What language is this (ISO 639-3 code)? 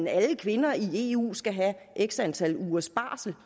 dan